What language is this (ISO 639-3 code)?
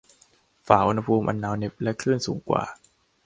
tha